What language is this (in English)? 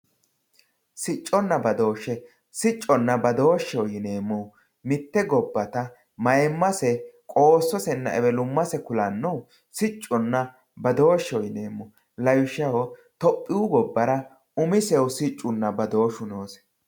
Sidamo